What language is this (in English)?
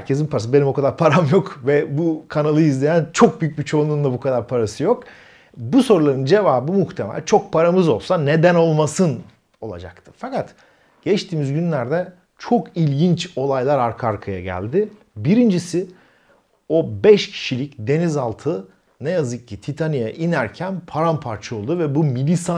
Turkish